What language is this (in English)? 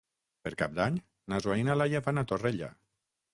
Catalan